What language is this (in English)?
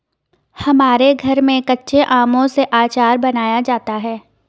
Hindi